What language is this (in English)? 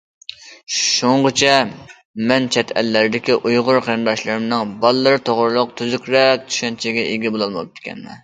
Uyghur